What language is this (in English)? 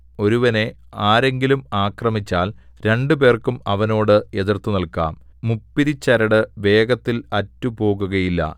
Malayalam